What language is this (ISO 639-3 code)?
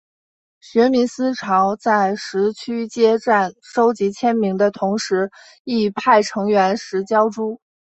zho